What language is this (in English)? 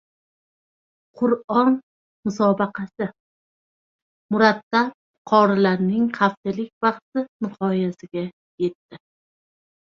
Uzbek